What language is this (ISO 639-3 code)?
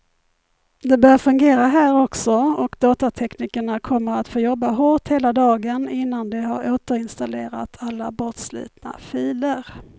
swe